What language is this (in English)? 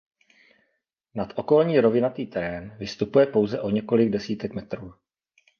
Czech